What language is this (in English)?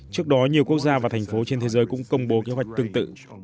Vietnamese